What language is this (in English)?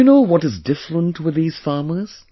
English